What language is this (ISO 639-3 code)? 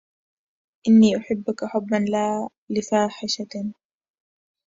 ara